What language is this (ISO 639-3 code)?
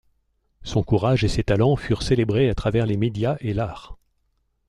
fra